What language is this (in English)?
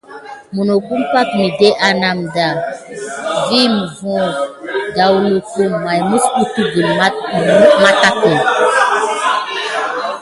Gidar